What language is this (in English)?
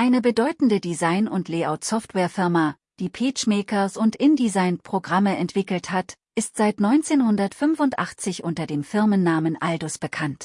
German